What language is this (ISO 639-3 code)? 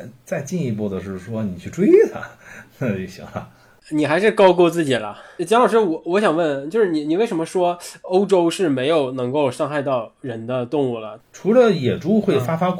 zho